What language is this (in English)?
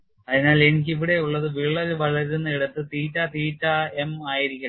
Malayalam